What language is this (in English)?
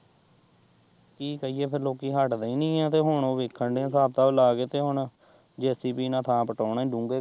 Punjabi